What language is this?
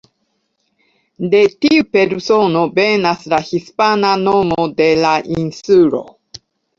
Esperanto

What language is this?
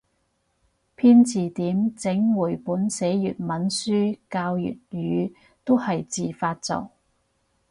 Cantonese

